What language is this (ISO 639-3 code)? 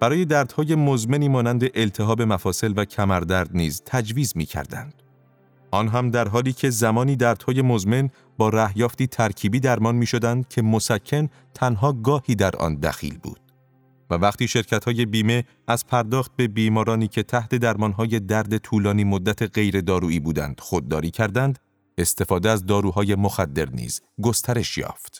fas